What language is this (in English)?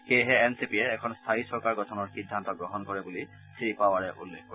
Assamese